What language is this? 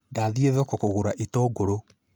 Kikuyu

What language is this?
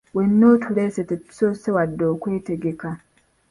Ganda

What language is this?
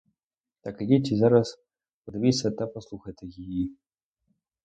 Ukrainian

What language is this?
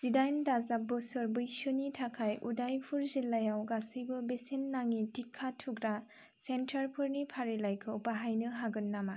Bodo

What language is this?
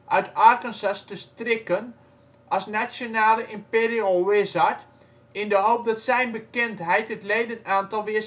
Dutch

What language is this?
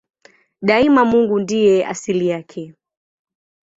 Swahili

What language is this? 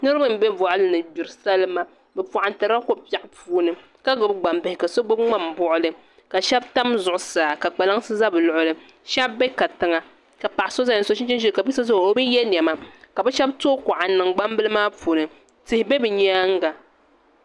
Dagbani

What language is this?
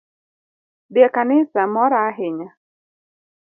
Luo (Kenya and Tanzania)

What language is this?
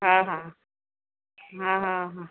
Sindhi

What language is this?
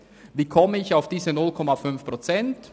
Swiss German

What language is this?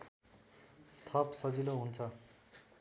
Nepali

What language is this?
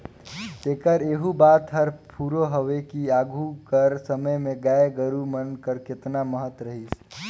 Chhattisgarhi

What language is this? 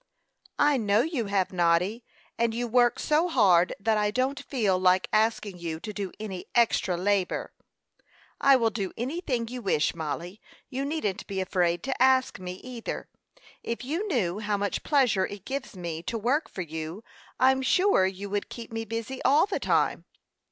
English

